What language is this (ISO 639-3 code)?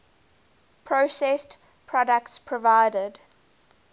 eng